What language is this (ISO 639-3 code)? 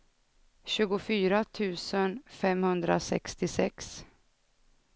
swe